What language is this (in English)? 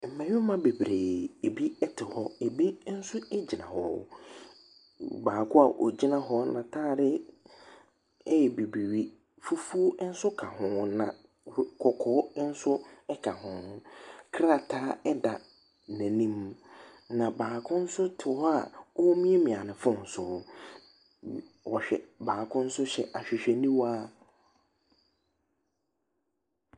Akan